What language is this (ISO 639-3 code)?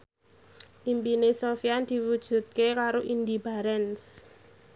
jav